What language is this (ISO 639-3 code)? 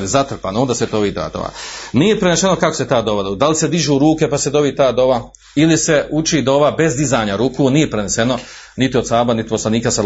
hrv